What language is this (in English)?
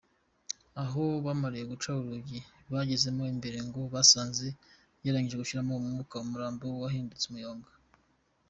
Kinyarwanda